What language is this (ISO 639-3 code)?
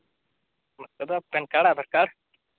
sat